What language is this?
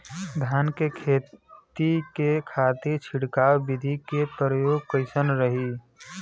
Bhojpuri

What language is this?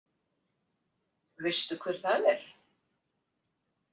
Icelandic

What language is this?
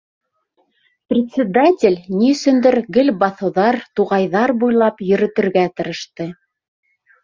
Bashkir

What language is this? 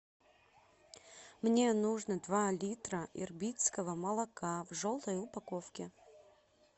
Russian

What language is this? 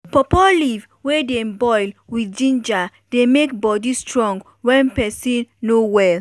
Nigerian Pidgin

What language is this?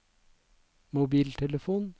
Norwegian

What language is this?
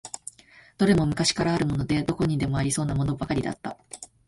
Japanese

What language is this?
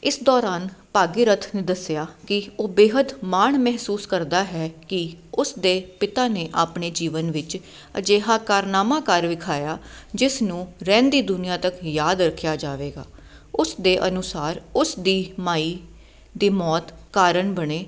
Punjabi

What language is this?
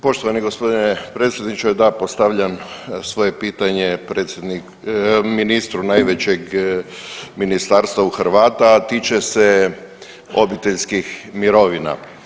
Croatian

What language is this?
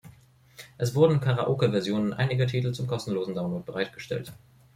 German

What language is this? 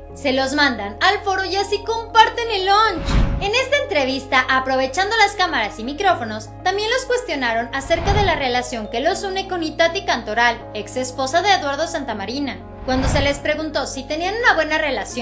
Spanish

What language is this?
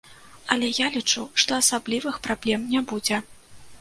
Belarusian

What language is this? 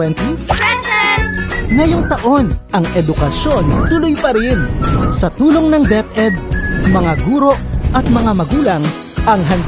Filipino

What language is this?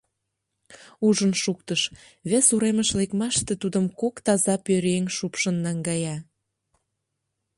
Mari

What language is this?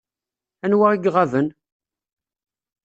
Kabyle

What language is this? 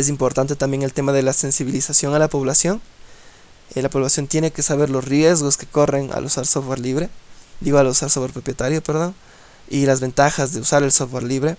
Spanish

